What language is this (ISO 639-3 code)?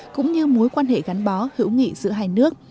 vie